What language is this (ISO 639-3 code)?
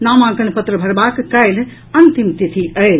mai